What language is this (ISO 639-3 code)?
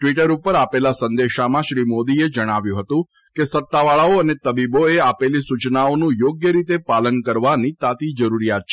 guj